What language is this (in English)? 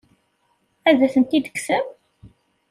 Kabyle